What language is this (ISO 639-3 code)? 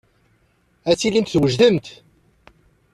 kab